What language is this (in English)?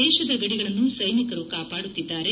Kannada